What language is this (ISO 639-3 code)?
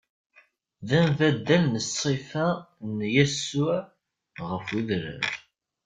kab